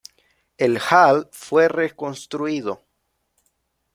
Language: Spanish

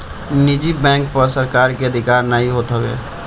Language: Bhojpuri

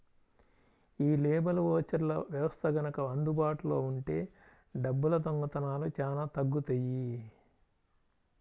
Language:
Telugu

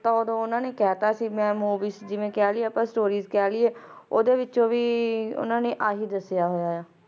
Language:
Punjabi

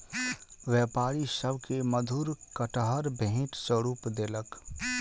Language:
Maithili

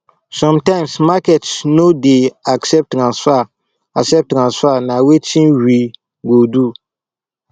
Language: Nigerian Pidgin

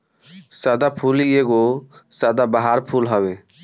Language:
Bhojpuri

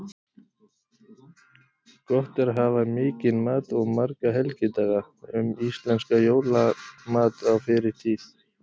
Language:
Icelandic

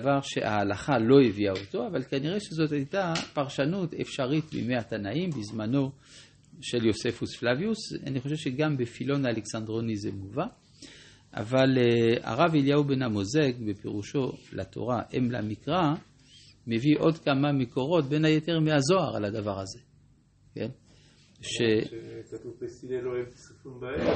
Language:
Hebrew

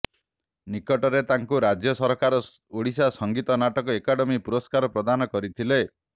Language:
Odia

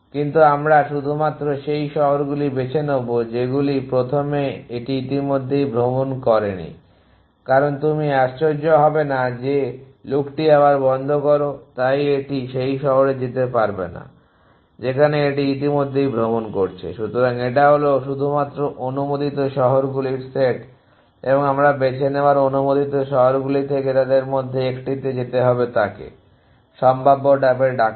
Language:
Bangla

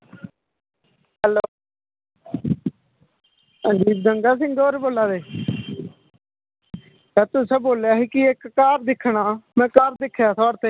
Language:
Dogri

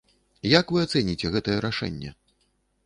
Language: Belarusian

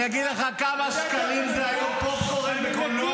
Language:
Hebrew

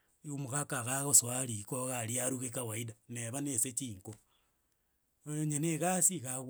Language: Gusii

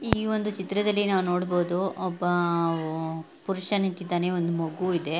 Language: Kannada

